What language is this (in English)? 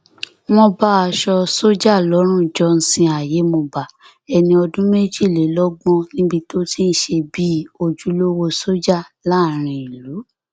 Yoruba